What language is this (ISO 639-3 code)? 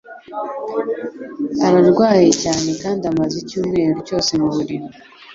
kin